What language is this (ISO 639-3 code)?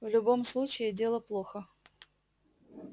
rus